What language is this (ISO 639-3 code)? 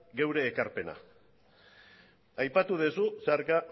eus